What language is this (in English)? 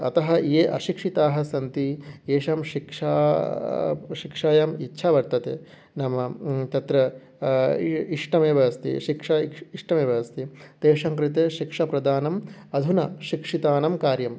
Sanskrit